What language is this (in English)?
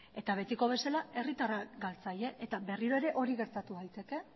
Basque